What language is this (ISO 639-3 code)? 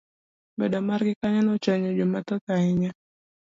luo